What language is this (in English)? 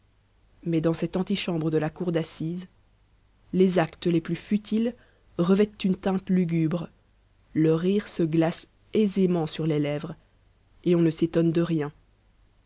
French